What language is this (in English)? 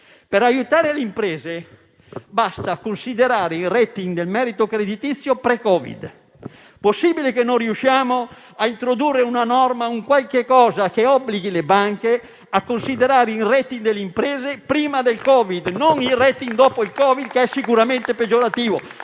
Italian